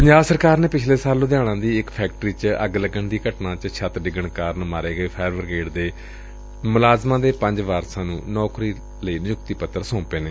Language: Punjabi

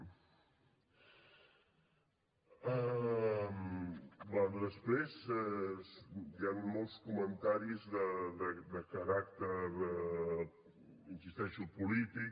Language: Catalan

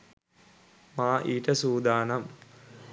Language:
Sinhala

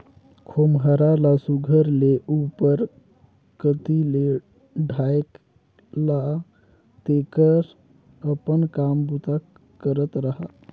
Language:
Chhattisgarhi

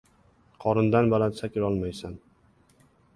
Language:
Uzbek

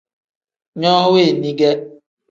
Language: Tem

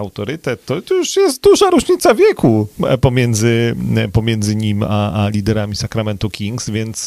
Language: Polish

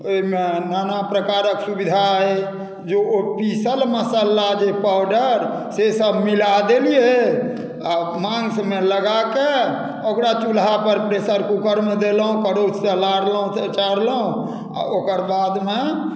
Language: Maithili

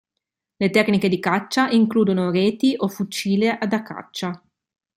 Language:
Italian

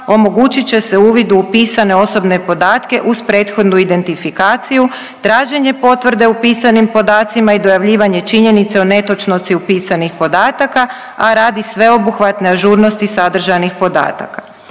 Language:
Croatian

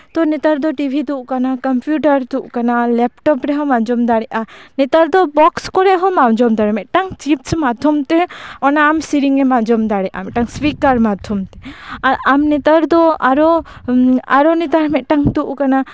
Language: Santali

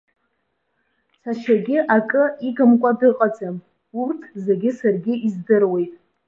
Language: Abkhazian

